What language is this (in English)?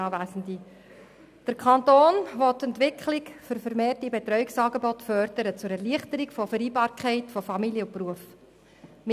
Swiss German